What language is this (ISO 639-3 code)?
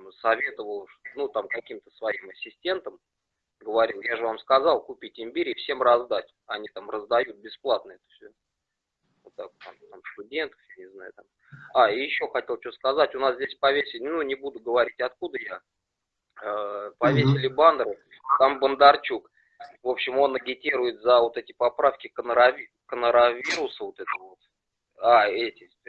rus